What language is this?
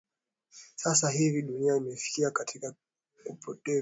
Swahili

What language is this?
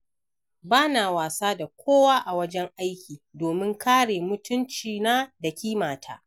Hausa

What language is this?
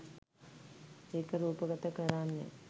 Sinhala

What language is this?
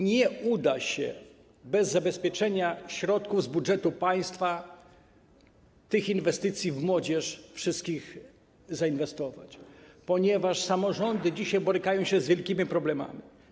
Polish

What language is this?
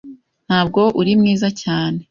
Kinyarwanda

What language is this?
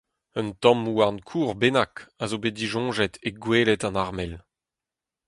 Breton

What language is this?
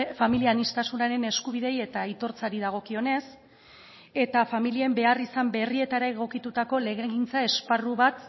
Basque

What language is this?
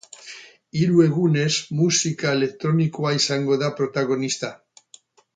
Basque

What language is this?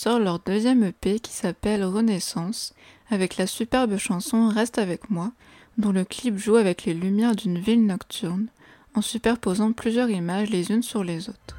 French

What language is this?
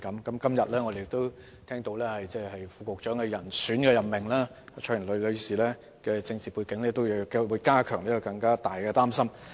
Cantonese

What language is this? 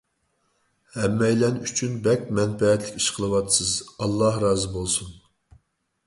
Uyghur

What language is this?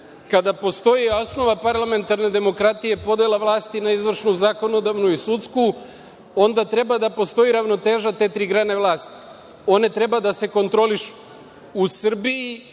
Serbian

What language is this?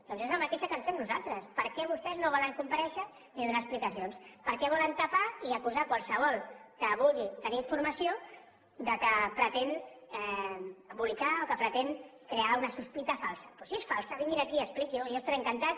Catalan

